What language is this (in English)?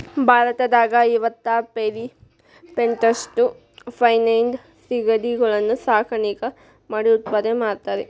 Kannada